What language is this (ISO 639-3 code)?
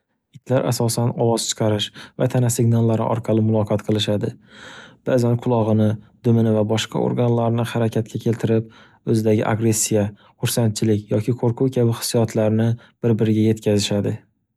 uzb